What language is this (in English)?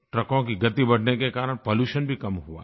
Hindi